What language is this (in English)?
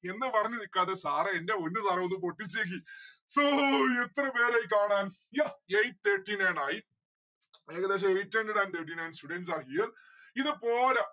Malayalam